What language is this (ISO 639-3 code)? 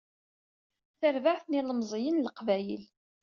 kab